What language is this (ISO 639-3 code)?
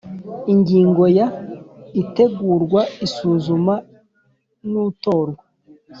kin